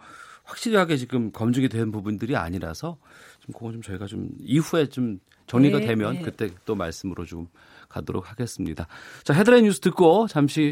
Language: Korean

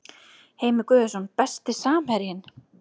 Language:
Icelandic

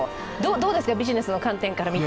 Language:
Japanese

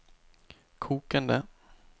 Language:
Norwegian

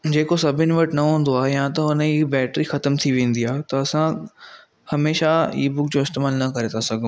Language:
Sindhi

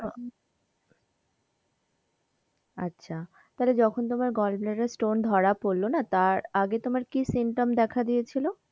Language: Bangla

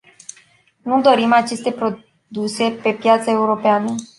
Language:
Romanian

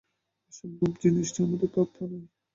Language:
Bangla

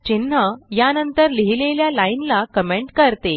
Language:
Marathi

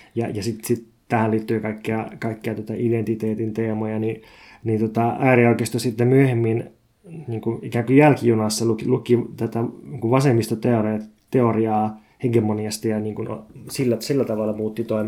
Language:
Finnish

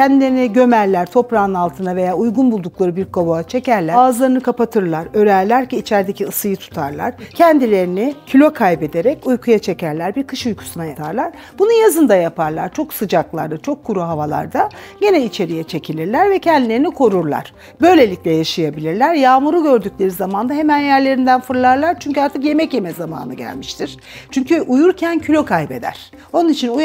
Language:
Turkish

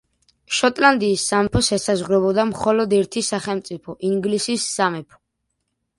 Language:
Georgian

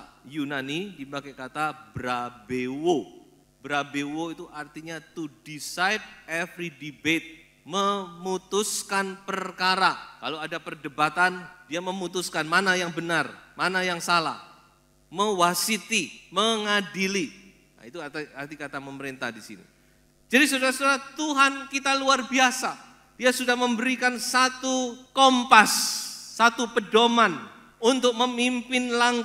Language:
Indonesian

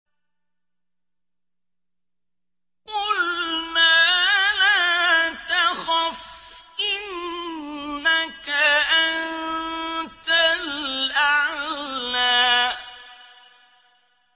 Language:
Arabic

